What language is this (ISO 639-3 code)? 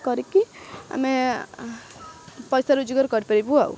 ori